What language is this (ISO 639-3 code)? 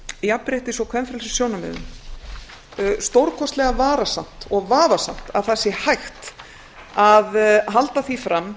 isl